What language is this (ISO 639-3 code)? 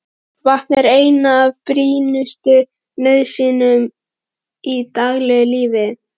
isl